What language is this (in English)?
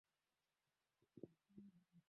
Swahili